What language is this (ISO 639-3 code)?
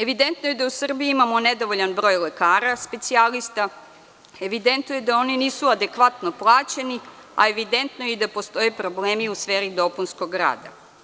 srp